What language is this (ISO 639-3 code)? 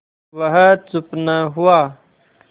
hin